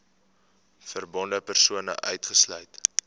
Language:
Afrikaans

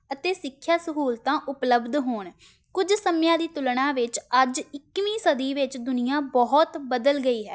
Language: Punjabi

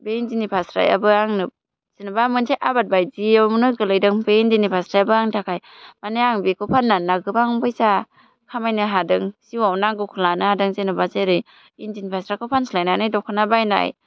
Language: Bodo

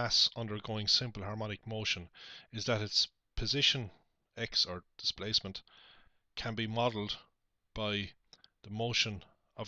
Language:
English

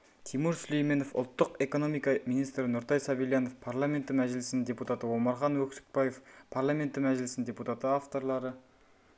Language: Kazakh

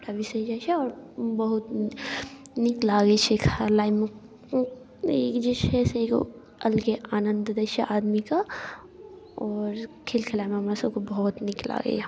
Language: Maithili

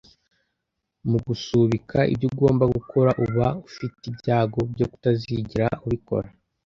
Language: Kinyarwanda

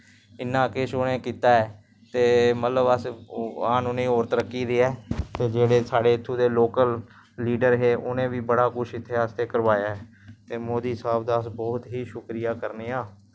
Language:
Dogri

